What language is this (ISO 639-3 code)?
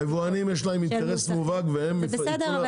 heb